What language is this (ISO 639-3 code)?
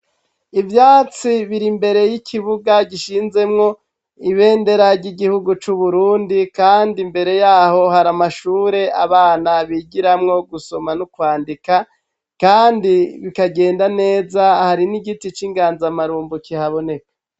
run